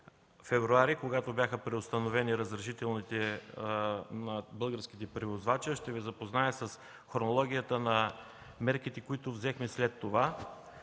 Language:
Bulgarian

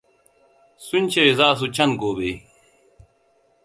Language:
Hausa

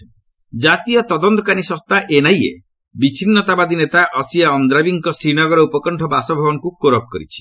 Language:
Odia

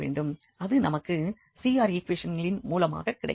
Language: Tamil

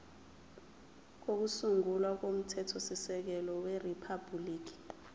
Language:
Zulu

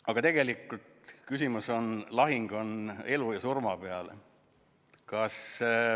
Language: Estonian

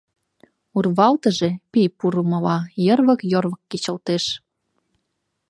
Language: Mari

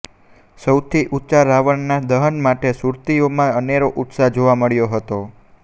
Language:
Gujarati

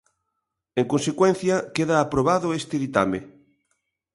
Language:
Galician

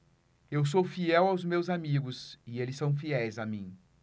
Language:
Portuguese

